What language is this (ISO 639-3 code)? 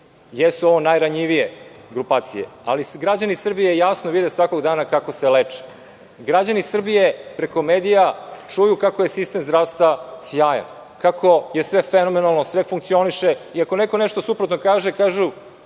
srp